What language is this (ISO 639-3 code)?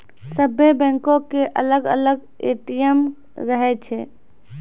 mai